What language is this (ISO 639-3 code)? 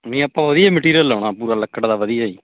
pan